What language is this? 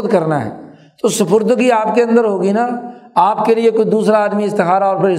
Urdu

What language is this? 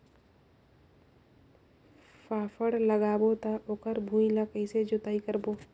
Chhattisgarhi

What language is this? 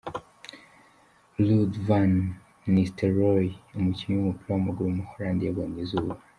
Kinyarwanda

